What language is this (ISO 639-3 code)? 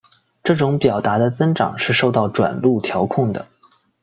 zho